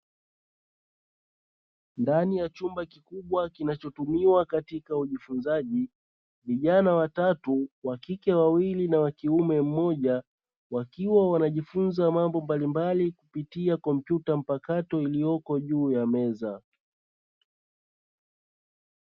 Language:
Swahili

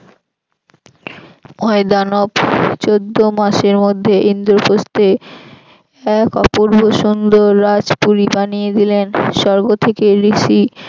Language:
Bangla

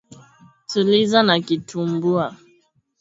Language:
Swahili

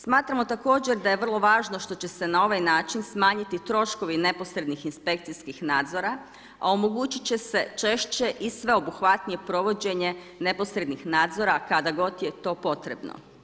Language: Croatian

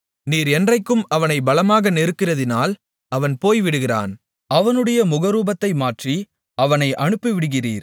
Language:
Tamil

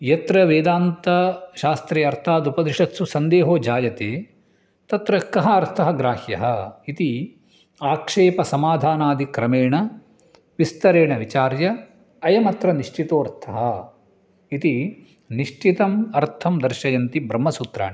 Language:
Sanskrit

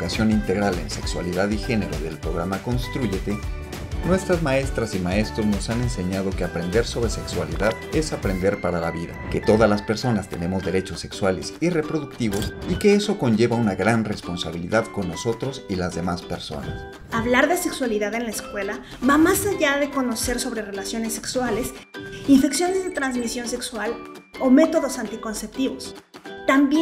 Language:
Spanish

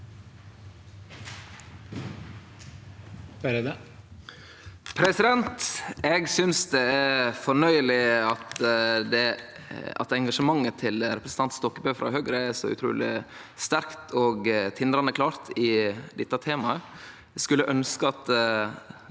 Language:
Norwegian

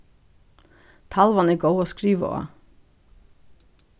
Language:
Faroese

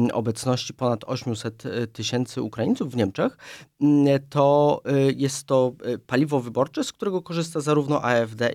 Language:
Polish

